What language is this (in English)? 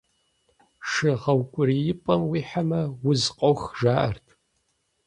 Kabardian